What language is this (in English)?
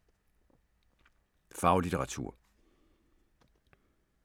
Danish